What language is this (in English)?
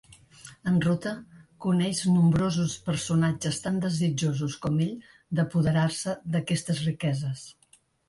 Catalan